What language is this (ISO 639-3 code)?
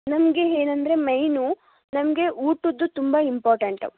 kan